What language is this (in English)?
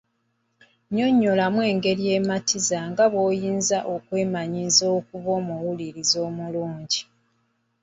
Ganda